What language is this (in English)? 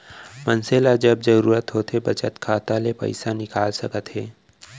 Chhattisgarhi